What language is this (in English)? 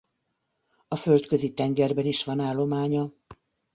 Hungarian